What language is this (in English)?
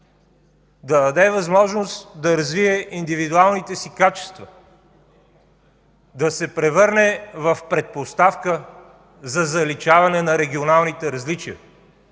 Bulgarian